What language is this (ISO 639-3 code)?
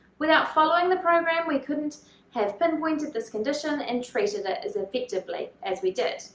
eng